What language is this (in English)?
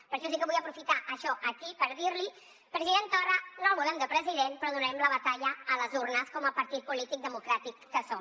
Catalan